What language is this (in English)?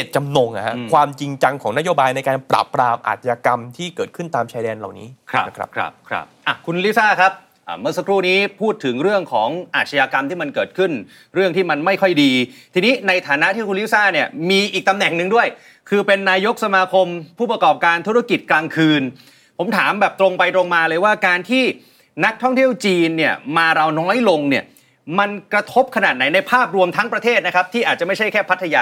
Thai